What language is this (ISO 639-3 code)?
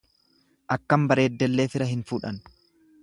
orm